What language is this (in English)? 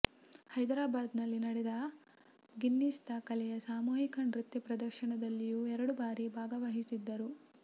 Kannada